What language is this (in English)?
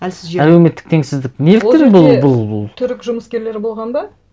Kazakh